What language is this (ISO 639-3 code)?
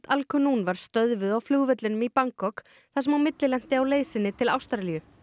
isl